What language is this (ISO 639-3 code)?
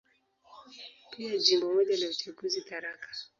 swa